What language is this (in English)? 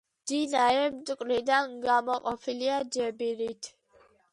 Georgian